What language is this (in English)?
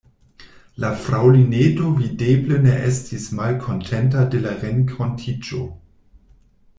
Esperanto